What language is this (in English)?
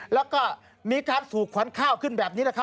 Thai